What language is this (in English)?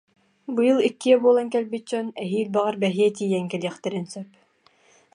Yakut